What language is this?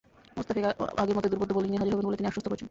Bangla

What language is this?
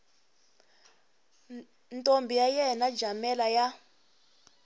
Tsonga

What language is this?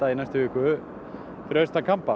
Icelandic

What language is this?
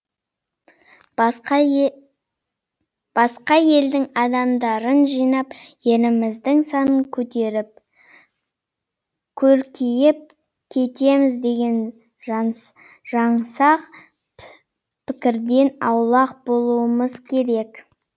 Kazakh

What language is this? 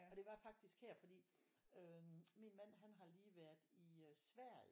Danish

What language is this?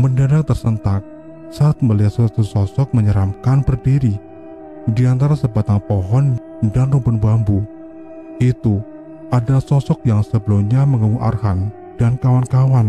Indonesian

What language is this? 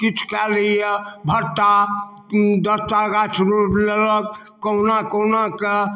Maithili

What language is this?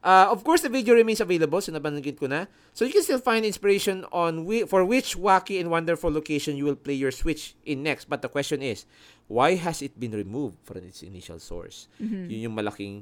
Filipino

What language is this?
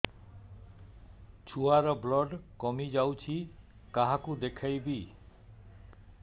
Odia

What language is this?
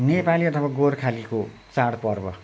Nepali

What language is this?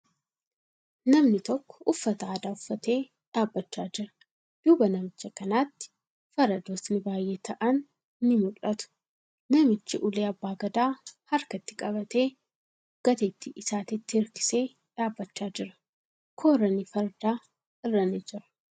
Oromo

